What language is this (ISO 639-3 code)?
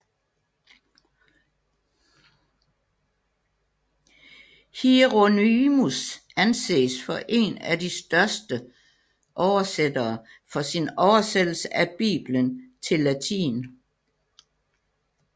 dan